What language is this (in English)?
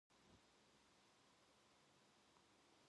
Korean